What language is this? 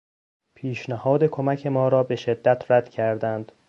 Persian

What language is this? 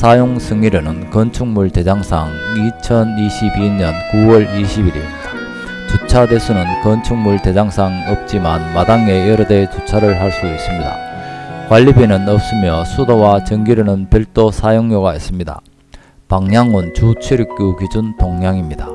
Korean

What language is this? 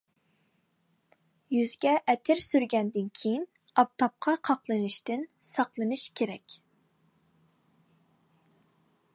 Uyghur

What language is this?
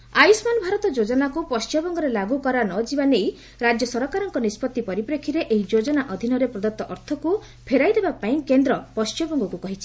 Odia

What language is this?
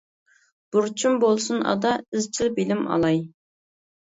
Uyghur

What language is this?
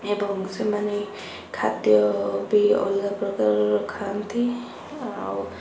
Odia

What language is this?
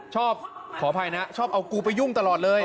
Thai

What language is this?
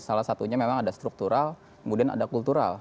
Indonesian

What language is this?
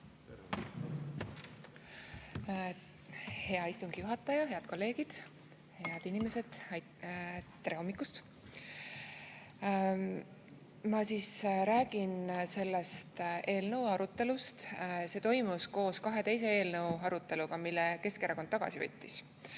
Estonian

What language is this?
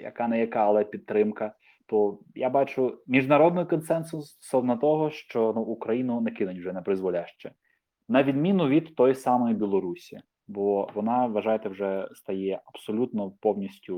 Ukrainian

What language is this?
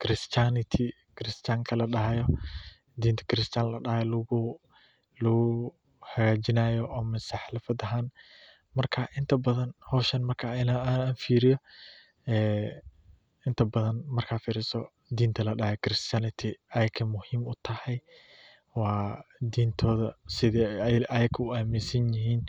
Somali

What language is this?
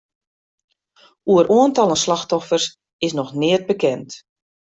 Western Frisian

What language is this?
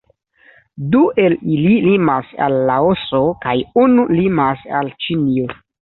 Esperanto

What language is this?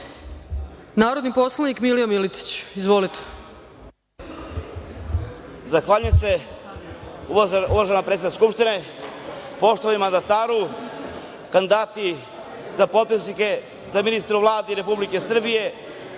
Serbian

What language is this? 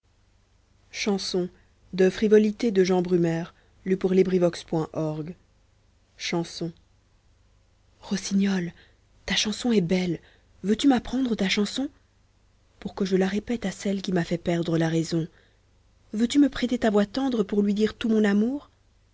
French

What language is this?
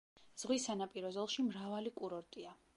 Georgian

